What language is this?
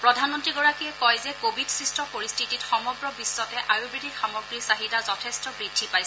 Assamese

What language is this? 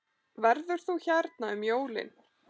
Icelandic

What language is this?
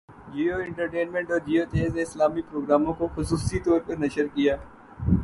Urdu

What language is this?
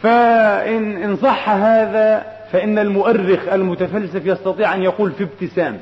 Arabic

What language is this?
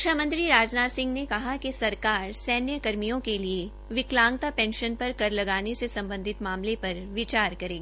Hindi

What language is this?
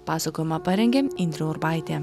Lithuanian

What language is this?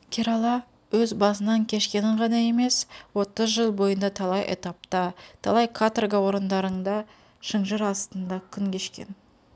Kazakh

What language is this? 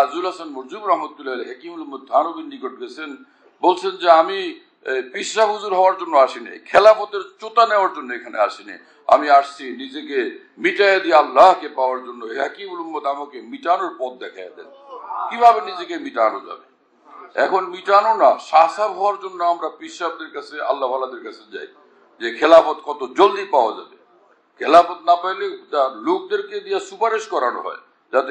Turkish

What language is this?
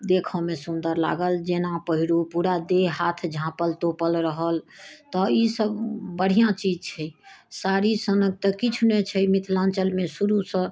Maithili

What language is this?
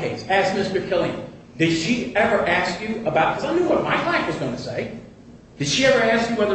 English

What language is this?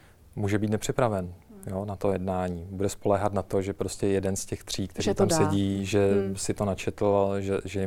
Czech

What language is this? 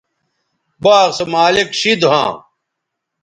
Bateri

